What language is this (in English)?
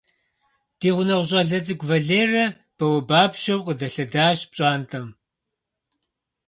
Kabardian